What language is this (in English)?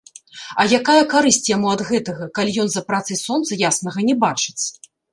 Belarusian